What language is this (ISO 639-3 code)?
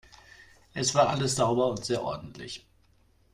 deu